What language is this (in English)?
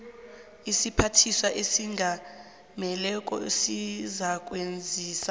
South Ndebele